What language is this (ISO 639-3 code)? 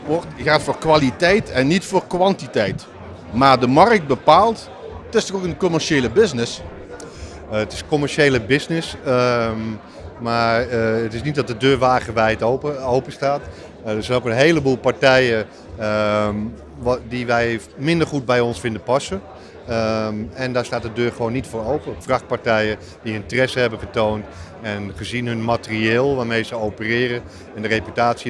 nld